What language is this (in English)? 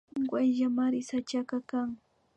Imbabura Highland Quichua